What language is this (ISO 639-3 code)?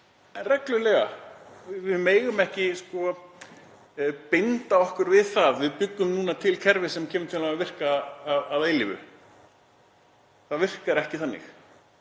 isl